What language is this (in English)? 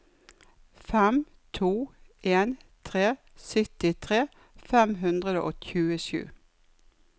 Norwegian